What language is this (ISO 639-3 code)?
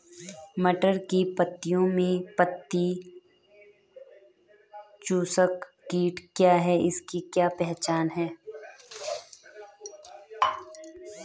hin